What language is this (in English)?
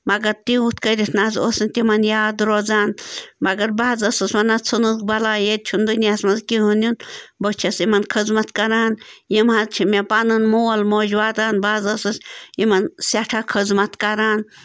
Kashmiri